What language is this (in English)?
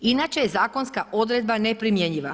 Croatian